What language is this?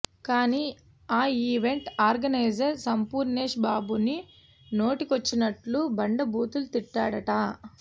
Telugu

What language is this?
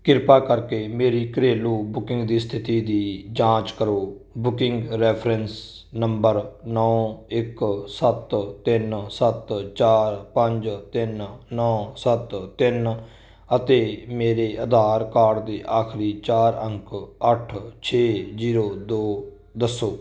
Punjabi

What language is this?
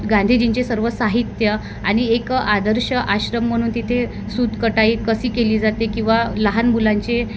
Marathi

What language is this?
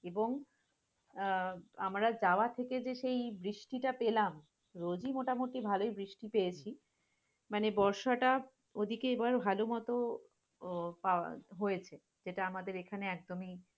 Bangla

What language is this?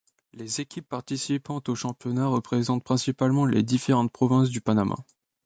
French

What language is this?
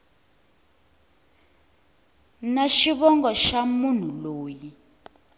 Tsonga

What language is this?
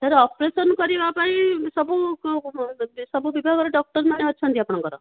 Odia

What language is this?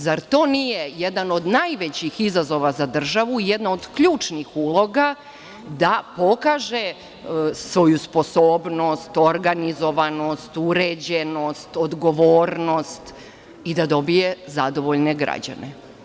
Serbian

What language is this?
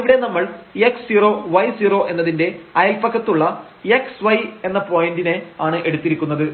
Malayalam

